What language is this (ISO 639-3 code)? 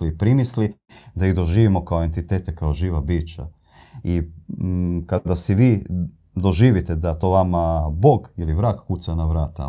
hrv